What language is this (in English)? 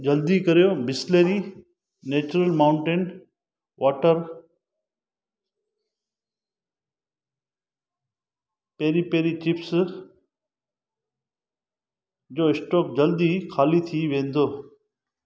Sindhi